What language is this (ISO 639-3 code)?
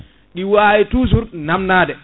ful